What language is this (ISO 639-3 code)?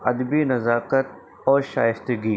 urd